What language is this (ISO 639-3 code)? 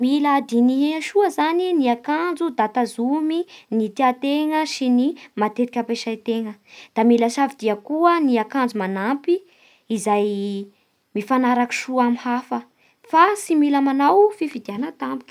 bhr